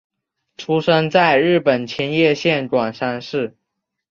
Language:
Chinese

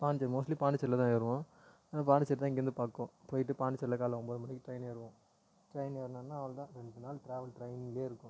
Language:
Tamil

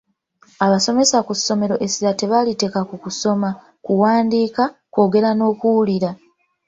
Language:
Ganda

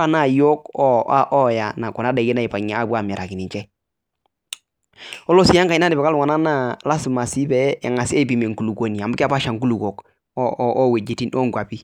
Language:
Masai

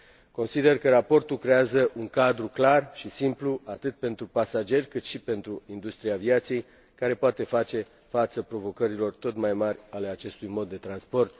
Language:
Romanian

